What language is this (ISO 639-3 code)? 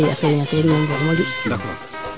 srr